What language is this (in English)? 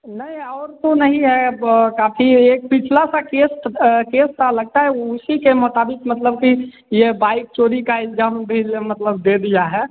Hindi